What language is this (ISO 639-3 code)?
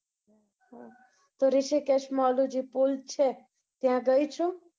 guj